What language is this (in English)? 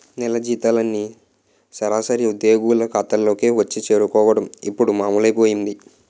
Telugu